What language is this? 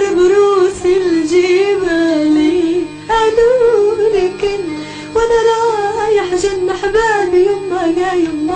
Arabic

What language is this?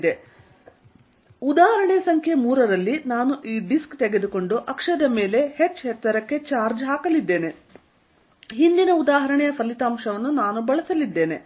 Kannada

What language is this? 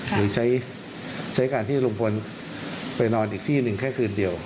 Thai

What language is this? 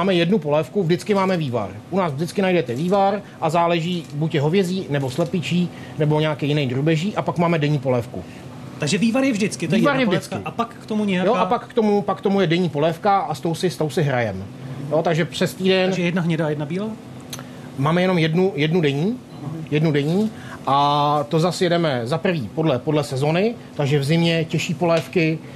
Czech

